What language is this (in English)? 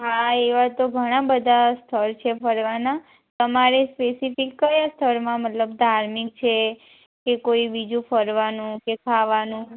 Gujarati